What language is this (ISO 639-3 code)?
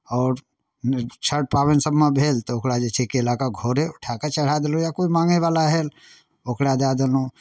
mai